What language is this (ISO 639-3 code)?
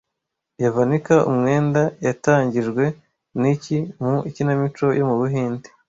kin